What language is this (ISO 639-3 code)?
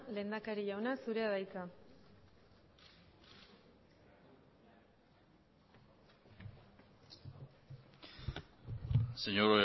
eus